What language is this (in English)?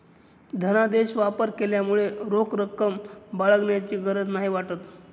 Marathi